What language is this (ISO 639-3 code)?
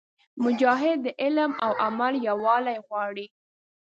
pus